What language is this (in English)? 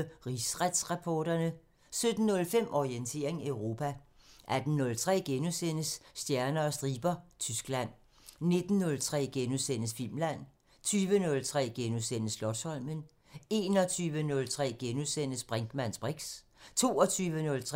Danish